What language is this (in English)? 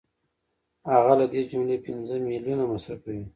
Pashto